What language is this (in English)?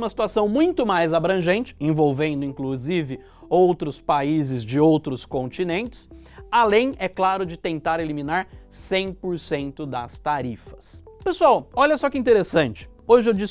Portuguese